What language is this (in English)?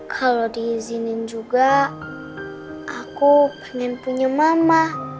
Indonesian